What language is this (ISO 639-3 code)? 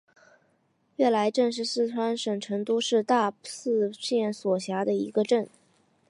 zho